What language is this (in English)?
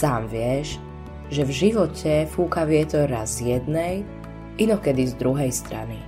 Slovak